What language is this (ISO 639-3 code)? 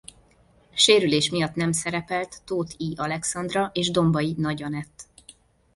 hun